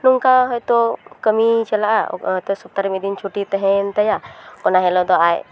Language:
Santali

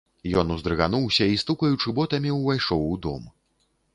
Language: Belarusian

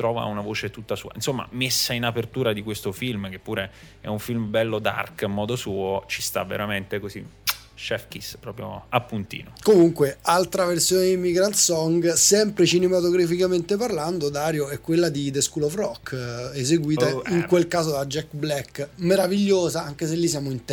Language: Italian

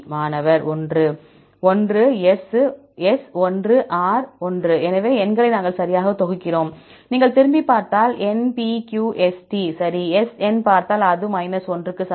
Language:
Tamil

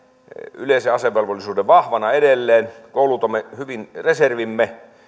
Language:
Finnish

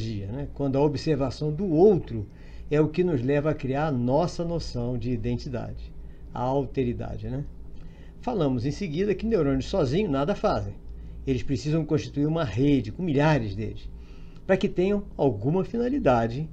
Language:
Portuguese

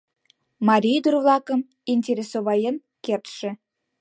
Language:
Mari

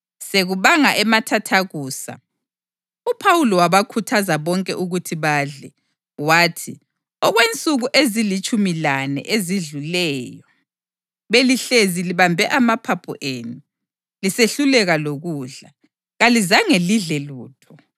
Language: North Ndebele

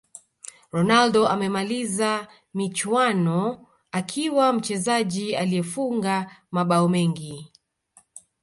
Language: Swahili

